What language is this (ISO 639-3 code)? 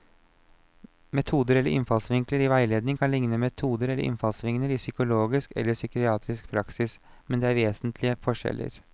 nor